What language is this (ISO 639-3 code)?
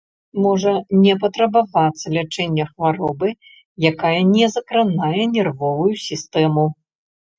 bel